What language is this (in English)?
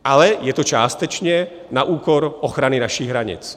Czech